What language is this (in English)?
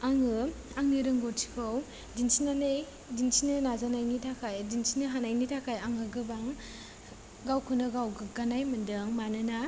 Bodo